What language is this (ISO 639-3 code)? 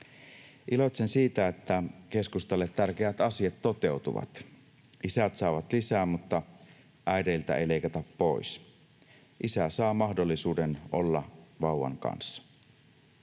fin